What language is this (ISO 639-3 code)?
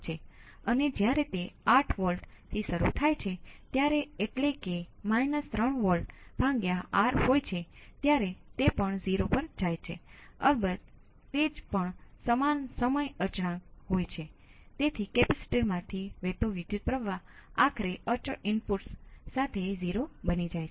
guj